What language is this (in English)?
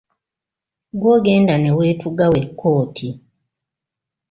Ganda